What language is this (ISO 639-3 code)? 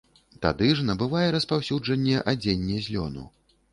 bel